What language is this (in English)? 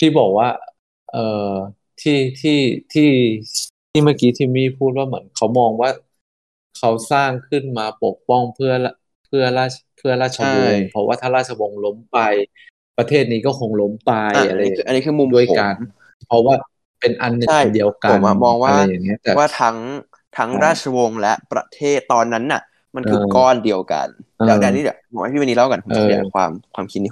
Thai